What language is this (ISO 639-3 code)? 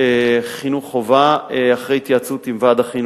heb